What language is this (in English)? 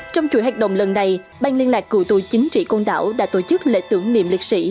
Vietnamese